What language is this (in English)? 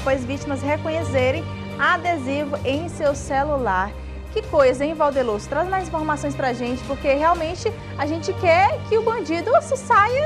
Portuguese